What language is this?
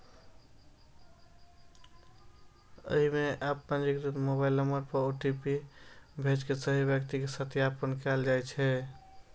Maithili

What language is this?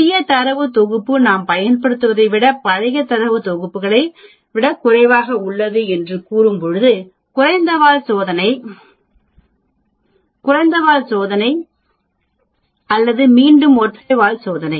Tamil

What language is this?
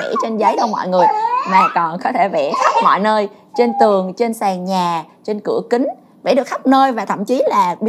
Vietnamese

